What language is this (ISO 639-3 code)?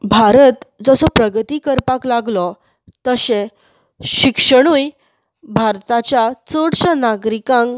kok